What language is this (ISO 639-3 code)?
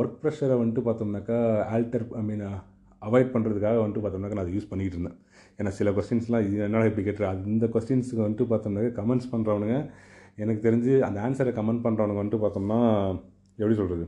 tam